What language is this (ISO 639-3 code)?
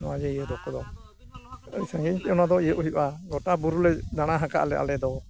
sat